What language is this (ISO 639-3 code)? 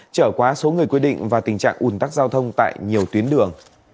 vie